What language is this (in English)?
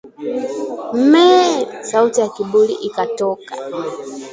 Swahili